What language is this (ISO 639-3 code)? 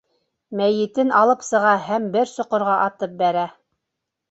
bak